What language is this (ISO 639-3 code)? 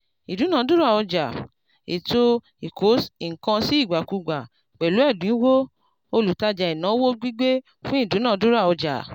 yor